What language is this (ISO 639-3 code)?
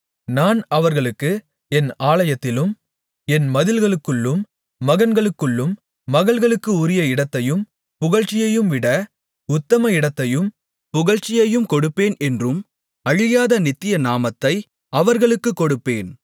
tam